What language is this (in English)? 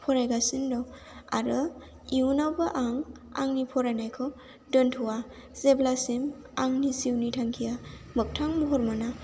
Bodo